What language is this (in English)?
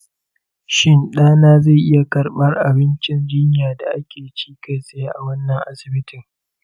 Hausa